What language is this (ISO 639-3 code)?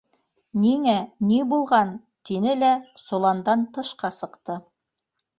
bak